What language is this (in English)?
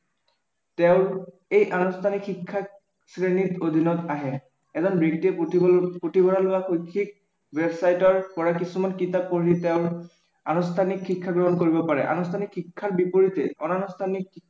Assamese